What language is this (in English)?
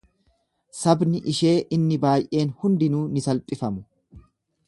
Oromo